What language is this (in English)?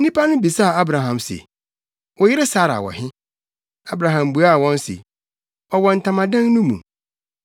Akan